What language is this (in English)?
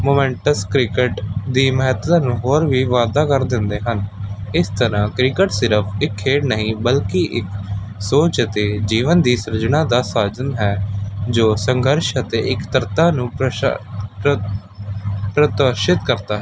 Punjabi